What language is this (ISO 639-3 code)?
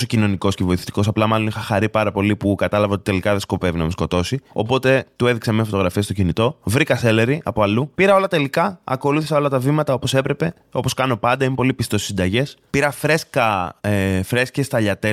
ell